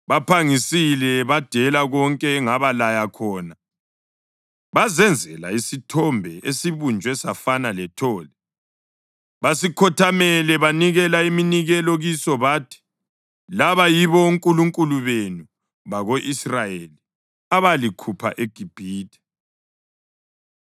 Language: North Ndebele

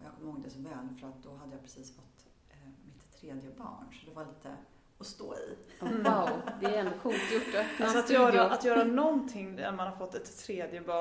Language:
Swedish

